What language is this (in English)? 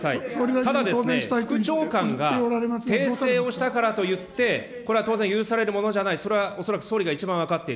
Japanese